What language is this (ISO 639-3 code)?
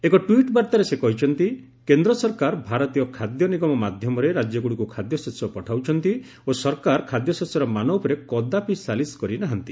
ori